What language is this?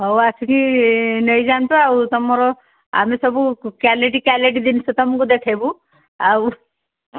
Odia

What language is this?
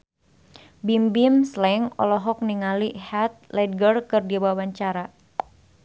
Sundanese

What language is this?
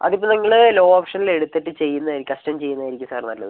Malayalam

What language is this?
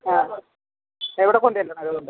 Malayalam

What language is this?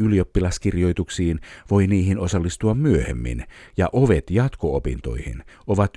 Finnish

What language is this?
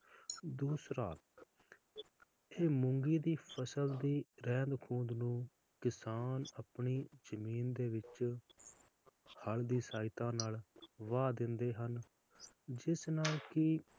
Punjabi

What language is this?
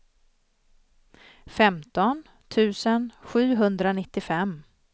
Swedish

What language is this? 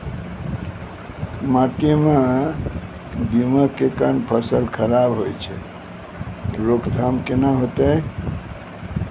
Maithili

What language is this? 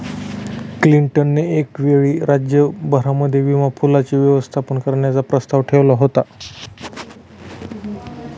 Marathi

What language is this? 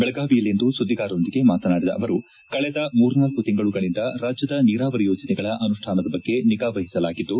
Kannada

